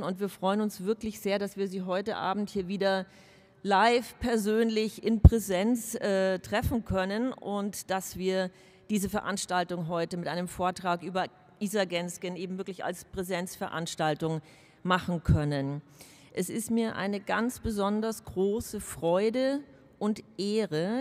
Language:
German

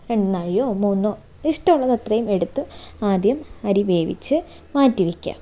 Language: Malayalam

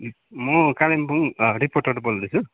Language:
Nepali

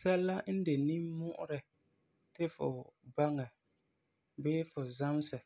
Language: Frafra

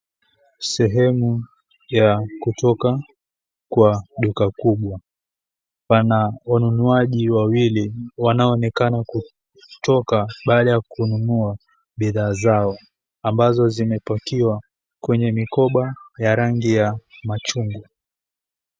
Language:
Swahili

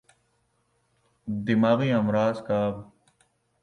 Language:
Urdu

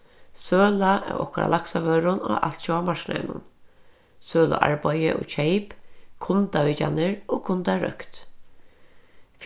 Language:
Faroese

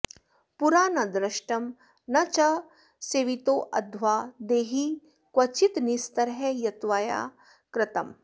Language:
Sanskrit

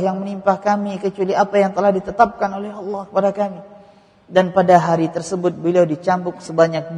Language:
Malay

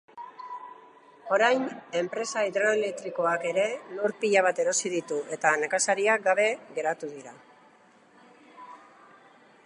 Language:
Basque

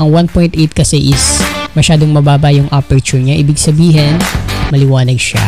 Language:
Filipino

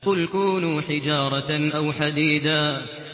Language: Arabic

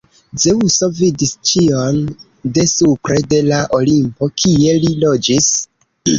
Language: Esperanto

